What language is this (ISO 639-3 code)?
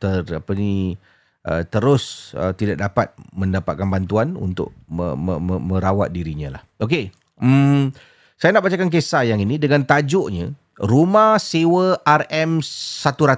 msa